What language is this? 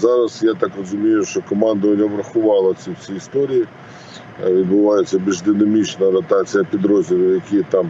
Ukrainian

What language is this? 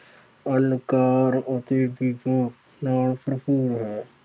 Punjabi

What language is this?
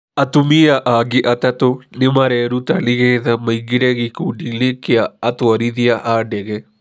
Kikuyu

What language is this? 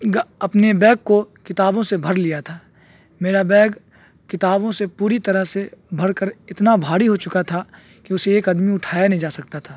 Urdu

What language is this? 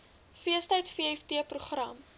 Afrikaans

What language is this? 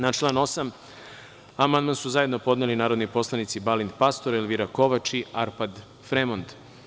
Serbian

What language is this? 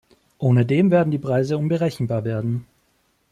German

